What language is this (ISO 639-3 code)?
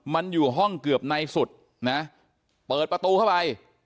tha